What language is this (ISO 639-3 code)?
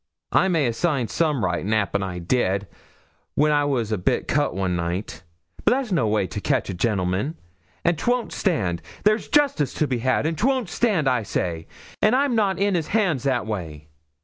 eng